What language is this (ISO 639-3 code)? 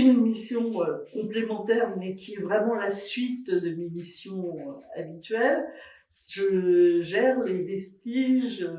fra